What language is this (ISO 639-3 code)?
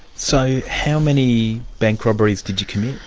eng